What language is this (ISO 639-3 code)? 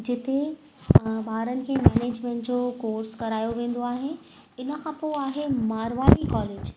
snd